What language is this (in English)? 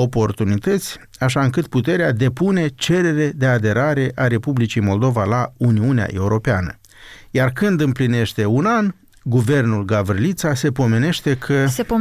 Romanian